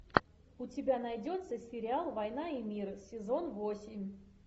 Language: Russian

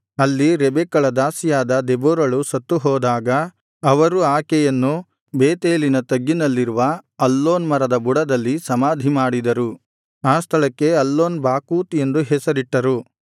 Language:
Kannada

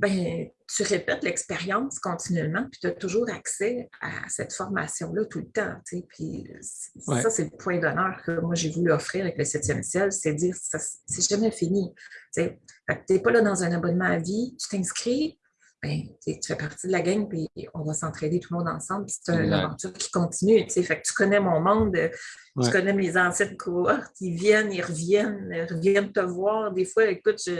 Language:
French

